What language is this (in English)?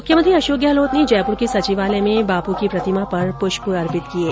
Hindi